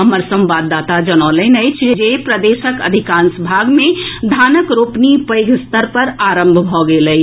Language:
Maithili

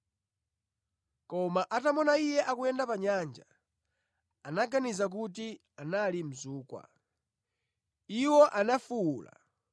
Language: Nyanja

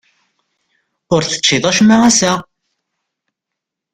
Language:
Kabyle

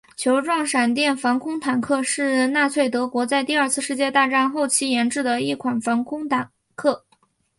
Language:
Chinese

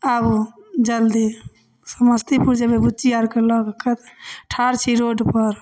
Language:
Maithili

